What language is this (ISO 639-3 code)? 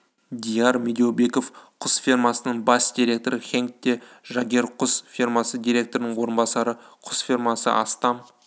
kaz